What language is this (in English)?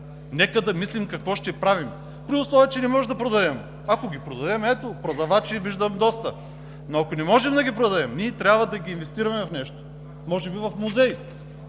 Bulgarian